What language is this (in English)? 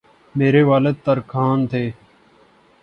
Urdu